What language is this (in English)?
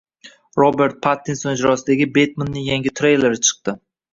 Uzbek